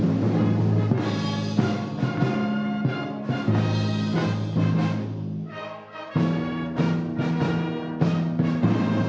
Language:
Indonesian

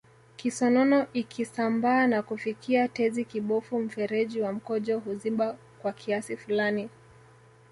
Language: Swahili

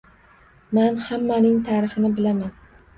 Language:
Uzbek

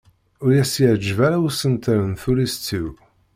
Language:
Kabyle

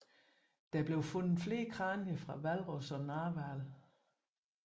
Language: Danish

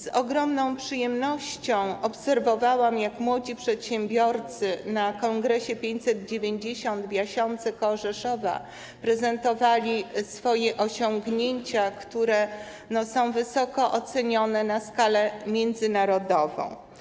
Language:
Polish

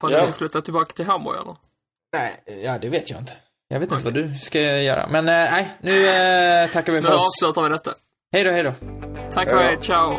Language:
Swedish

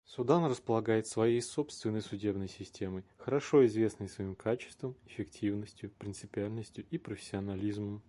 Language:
Russian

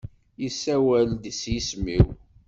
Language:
Kabyle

